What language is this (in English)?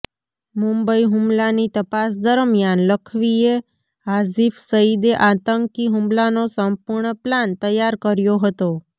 Gujarati